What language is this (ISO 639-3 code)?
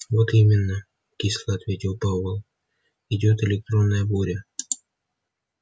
rus